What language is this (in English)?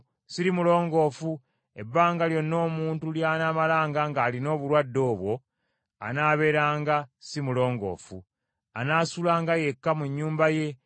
Ganda